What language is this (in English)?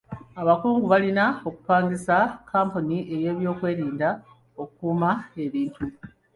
Ganda